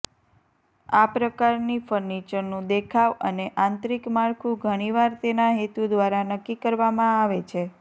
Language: Gujarati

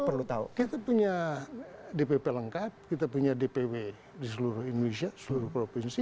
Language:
Indonesian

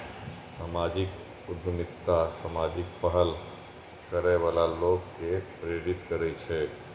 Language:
Maithili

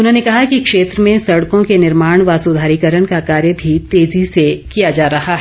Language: Hindi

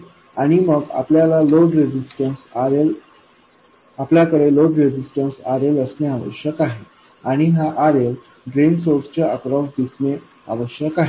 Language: Marathi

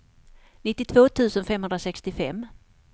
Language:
Swedish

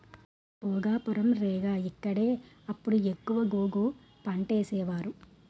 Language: Telugu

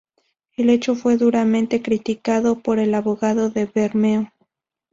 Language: Spanish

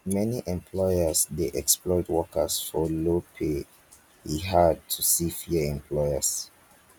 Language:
Nigerian Pidgin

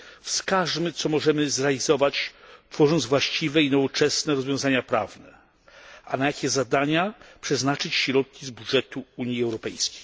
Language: Polish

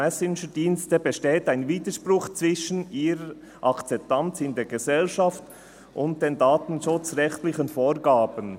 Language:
Swiss German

